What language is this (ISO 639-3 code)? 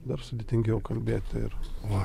lit